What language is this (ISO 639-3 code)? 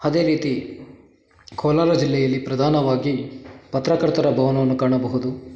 kan